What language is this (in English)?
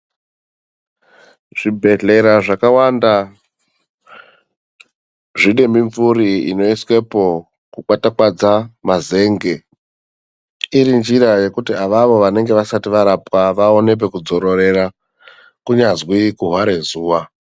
Ndau